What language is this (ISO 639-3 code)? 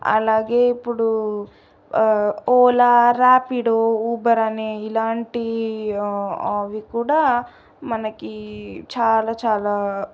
tel